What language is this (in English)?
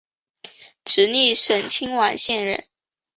Chinese